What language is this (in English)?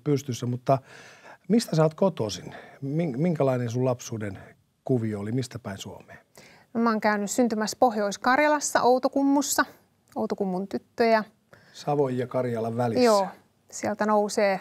Finnish